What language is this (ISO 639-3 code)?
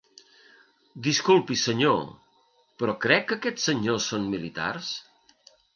cat